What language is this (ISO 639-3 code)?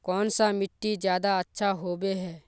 mag